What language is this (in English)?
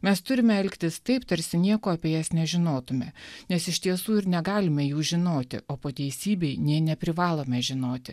Lithuanian